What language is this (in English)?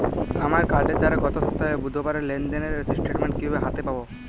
Bangla